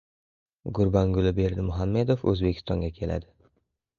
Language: Uzbek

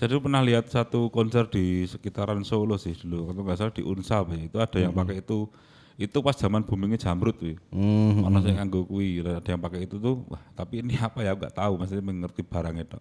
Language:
Indonesian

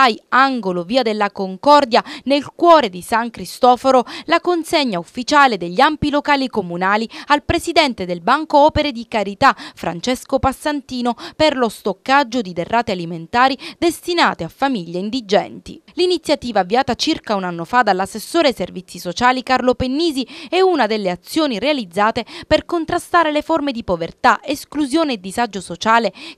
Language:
Italian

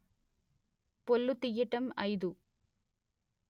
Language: Telugu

